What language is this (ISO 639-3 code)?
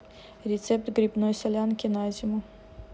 rus